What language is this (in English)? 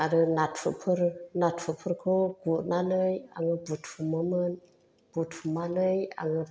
Bodo